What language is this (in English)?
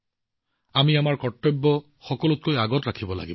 Assamese